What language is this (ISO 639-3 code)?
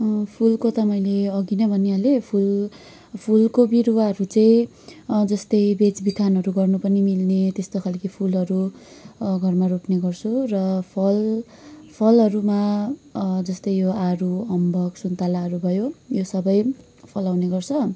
nep